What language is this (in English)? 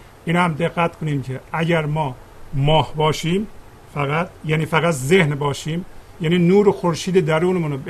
Persian